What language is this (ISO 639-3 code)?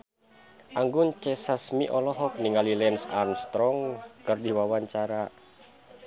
sun